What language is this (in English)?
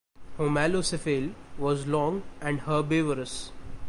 English